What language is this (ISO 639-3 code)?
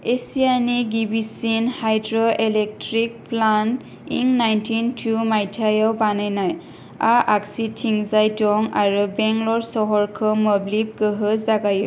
brx